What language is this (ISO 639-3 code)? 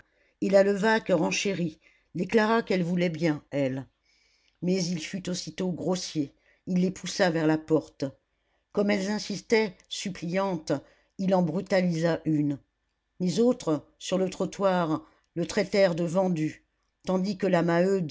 fra